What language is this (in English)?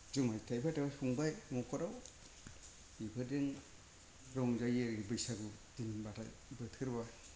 Bodo